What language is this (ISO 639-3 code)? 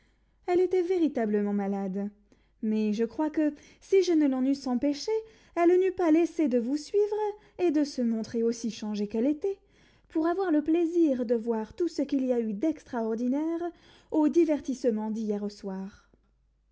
fra